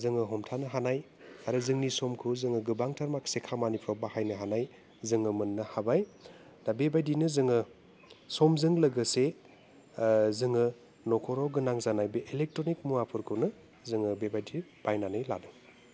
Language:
Bodo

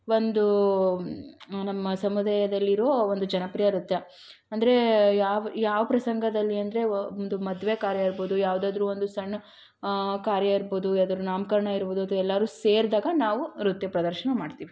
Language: Kannada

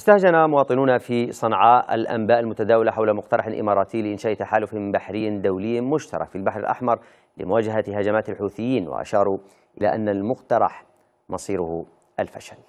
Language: Arabic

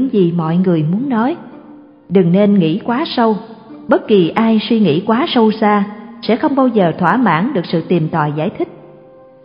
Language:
Vietnamese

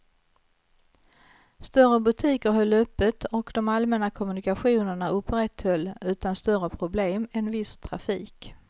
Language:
Swedish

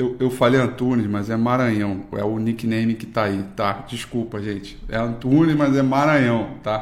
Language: Portuguese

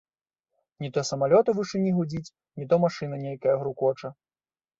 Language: Belarusian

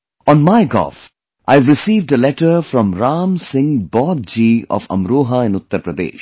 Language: English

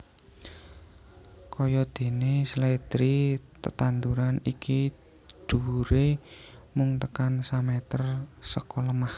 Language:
Javanese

